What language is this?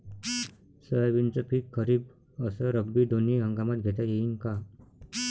Marathi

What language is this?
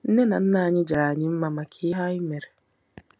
Igbo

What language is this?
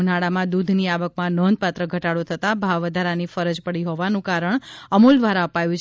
Gujarati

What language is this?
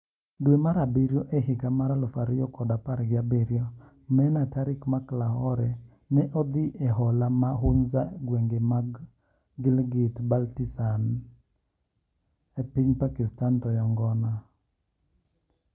Luo (Kenya and Tanzania)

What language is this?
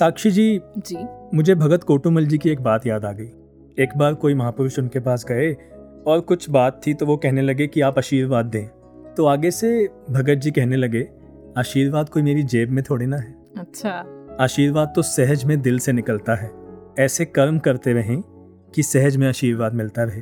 Hindi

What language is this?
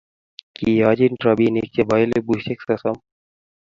Kalenjin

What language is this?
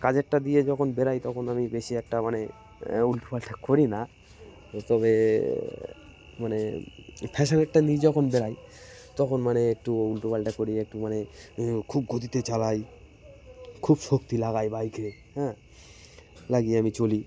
Bangla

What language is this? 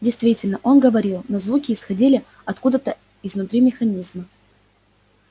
Russian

